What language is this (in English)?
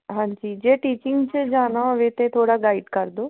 Punjabi